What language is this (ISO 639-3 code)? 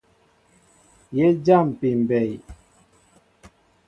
mbo